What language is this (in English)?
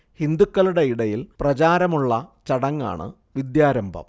Malayalam